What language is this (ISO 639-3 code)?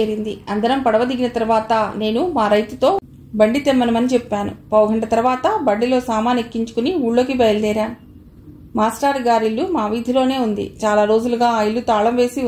tel